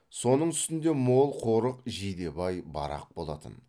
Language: Kazakh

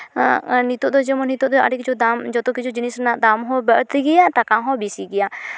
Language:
Santali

